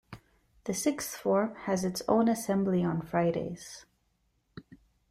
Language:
English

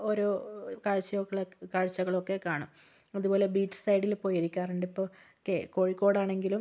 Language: Malayalam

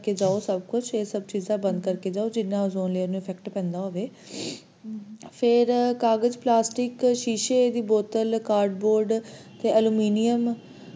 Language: Punjabi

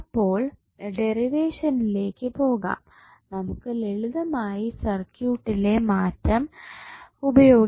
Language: Malayalam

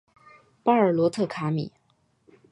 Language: Chinese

